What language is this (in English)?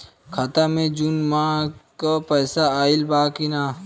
Bhojpuri